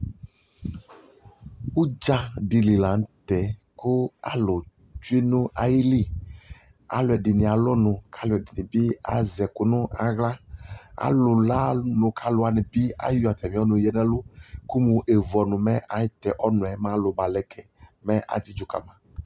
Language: Ikposo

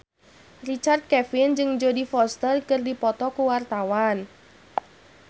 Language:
Sundanese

